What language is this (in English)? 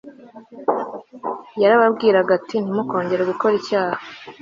Kinyarwanda